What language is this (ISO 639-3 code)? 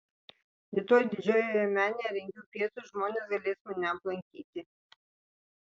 lit